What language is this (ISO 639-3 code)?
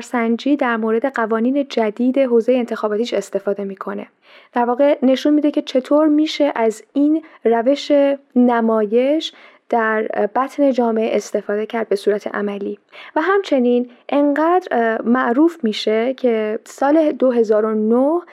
fas